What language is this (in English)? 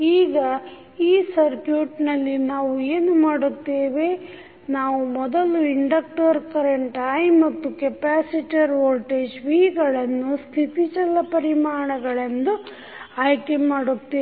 Kannada